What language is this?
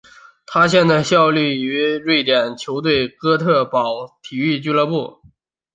Chinese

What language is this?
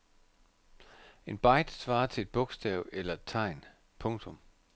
Danish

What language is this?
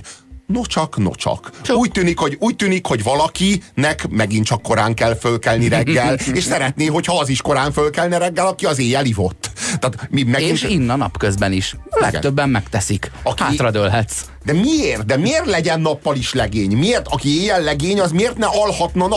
Hungarian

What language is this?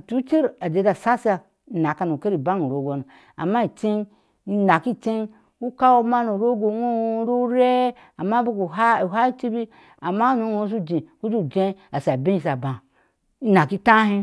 Ashe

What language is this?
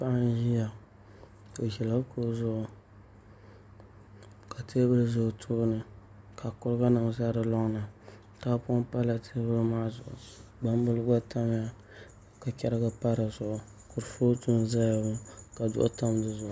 Dagbani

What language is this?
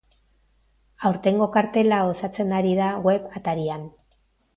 Basque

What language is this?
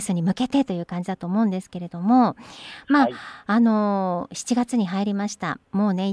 Japanese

